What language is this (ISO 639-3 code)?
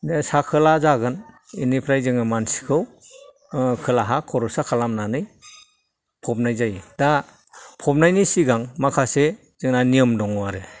brx